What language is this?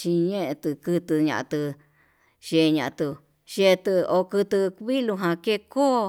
Yutanduchi Mixtec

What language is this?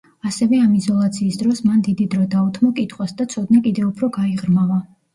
Georgian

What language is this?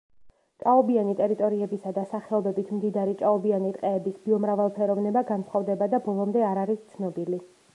Georgian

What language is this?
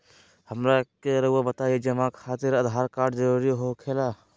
Magahi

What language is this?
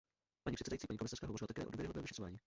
Czech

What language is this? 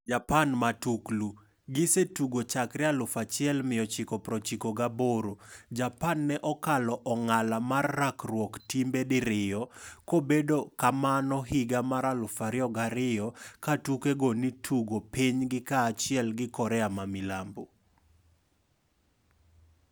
Luo (Kenya and Tanzania)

